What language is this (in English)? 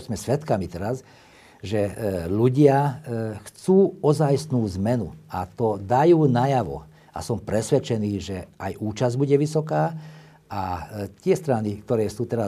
Slovak